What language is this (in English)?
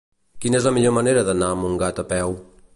Catalan